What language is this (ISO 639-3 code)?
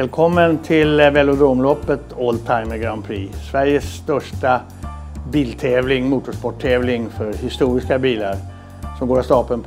swe